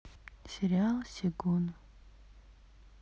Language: Russian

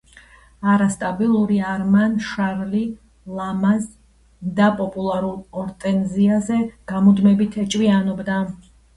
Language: Georgian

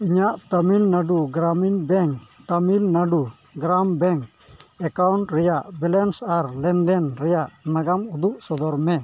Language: Santali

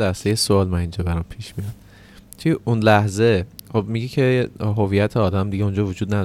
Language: Persian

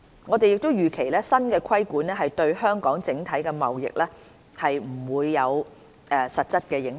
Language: Cantonese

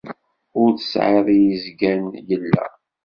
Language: Kabyle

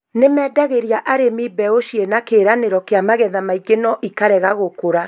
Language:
Kikuyu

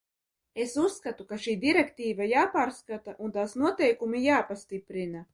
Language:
Latvian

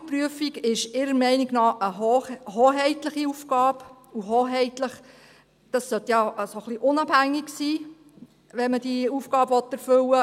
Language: Swiss German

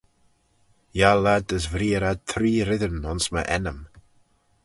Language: Manx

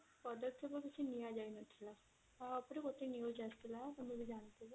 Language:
Odia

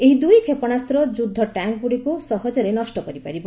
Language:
Odia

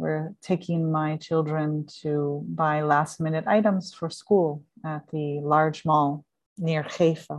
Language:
English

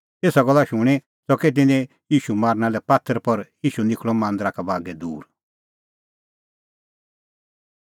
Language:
Kullu Pahari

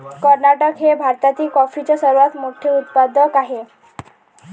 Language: Marathi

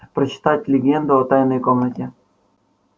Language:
Russian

